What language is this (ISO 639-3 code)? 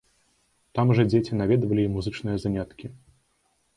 bel